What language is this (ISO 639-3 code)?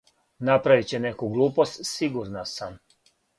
srp